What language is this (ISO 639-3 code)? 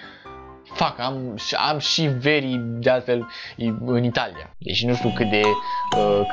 ron